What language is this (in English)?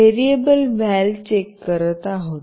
Marathi